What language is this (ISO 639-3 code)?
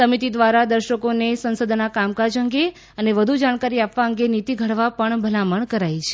guj